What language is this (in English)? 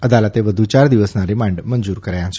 Gujarati